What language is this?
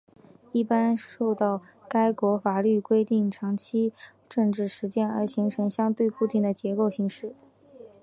Chinese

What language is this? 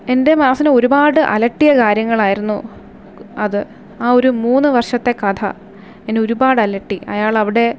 Malayalam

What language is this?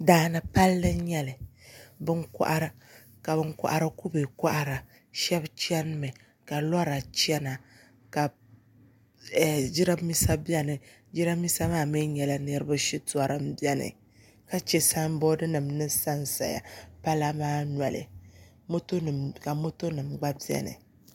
Dagbani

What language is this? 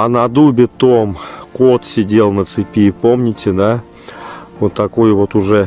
Russian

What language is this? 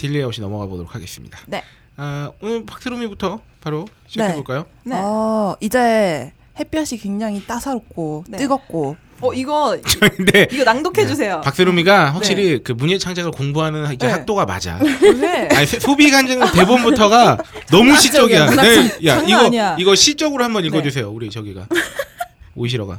Korean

